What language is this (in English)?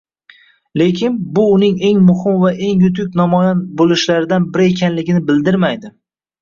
Uzbek